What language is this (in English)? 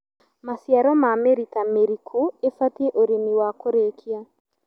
Kikuyu